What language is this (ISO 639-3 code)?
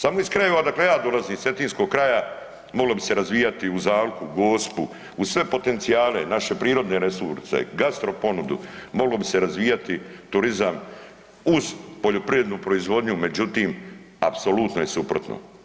hrv